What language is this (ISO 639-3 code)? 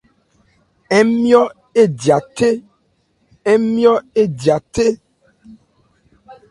ebr